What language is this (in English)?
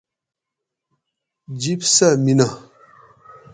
Gawri